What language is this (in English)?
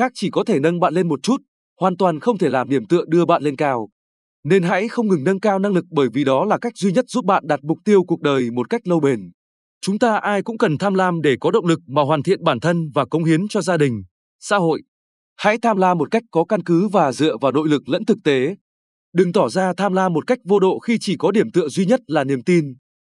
Vietnamese